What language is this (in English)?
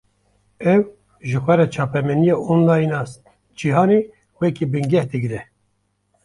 Kurdish